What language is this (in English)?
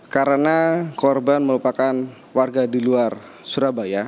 Indonesian